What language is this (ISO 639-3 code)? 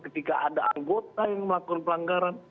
ind